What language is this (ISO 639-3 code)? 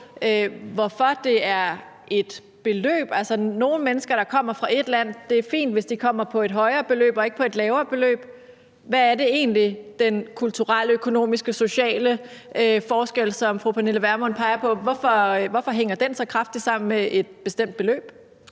dan